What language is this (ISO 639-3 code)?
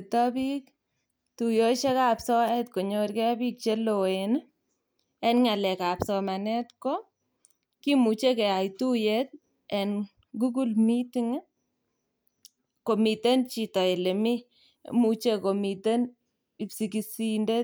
kln